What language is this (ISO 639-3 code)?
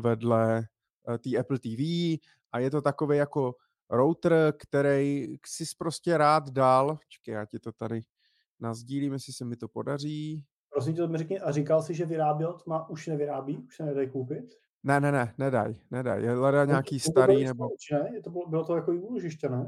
ces